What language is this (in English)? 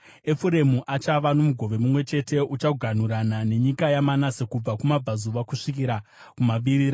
Shona